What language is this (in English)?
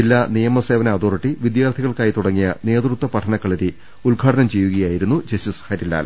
Malayalam